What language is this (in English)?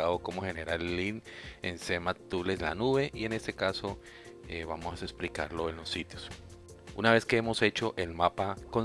Spanish